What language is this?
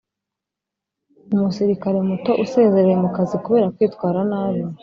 Kinyarwanda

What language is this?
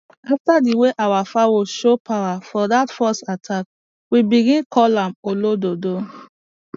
Nigerian Pidgin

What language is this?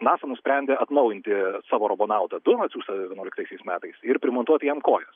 Lithuanian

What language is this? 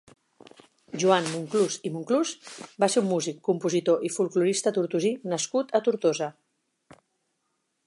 Catalan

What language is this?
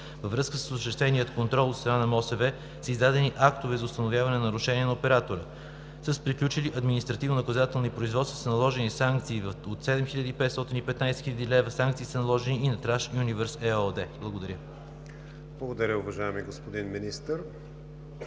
Bulgarian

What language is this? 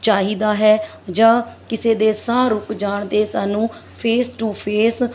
Punjabi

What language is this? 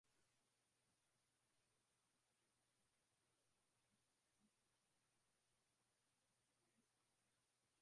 Swahili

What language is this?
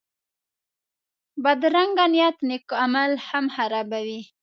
Pashto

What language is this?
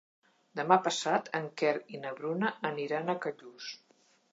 Catalan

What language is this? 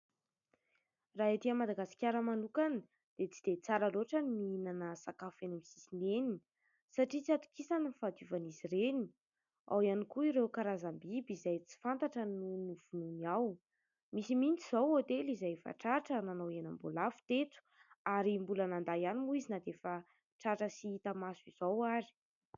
Malagasy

